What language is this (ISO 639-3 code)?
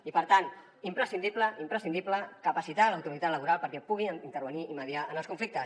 cat